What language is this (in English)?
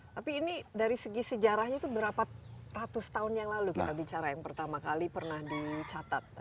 Indonesian